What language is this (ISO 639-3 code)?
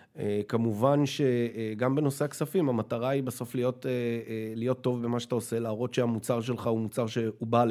heb